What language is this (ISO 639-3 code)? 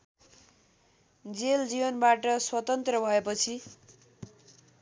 nep